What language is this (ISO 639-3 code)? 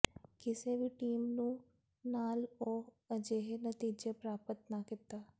pan